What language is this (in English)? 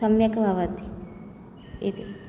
Sanskrit